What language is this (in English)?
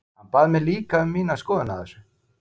Icelandic